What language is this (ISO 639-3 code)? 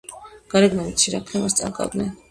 kat